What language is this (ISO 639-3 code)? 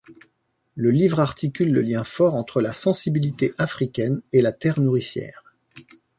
fra